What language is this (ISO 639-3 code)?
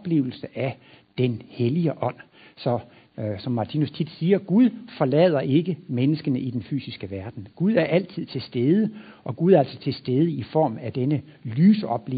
dan